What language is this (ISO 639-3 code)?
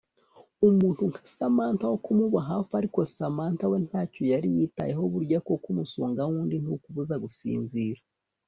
kin